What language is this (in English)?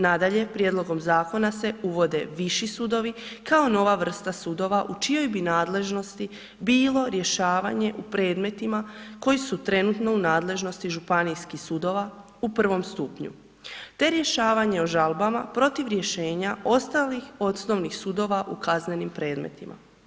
Croatian